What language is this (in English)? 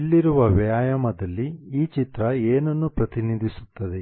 Kannada